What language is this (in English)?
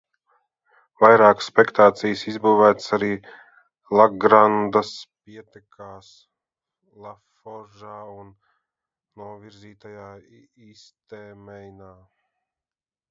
Latvian